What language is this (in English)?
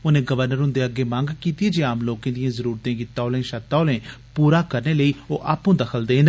Dogri